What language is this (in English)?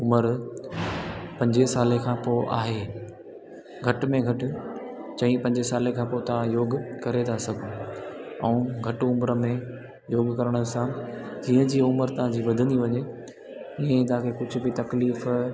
Sindhi